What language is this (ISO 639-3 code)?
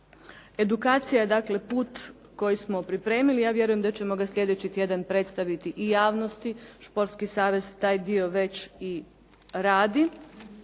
hrv